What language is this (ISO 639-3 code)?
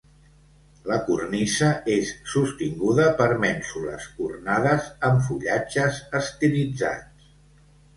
cat